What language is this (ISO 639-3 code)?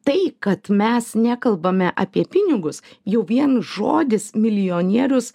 lit